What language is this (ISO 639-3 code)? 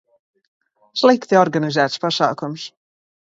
lav